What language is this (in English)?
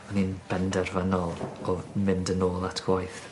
Welsh